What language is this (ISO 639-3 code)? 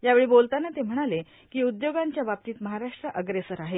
mar